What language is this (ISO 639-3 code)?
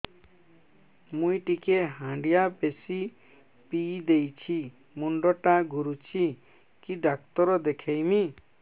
ori